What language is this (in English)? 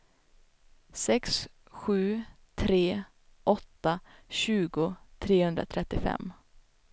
Swedish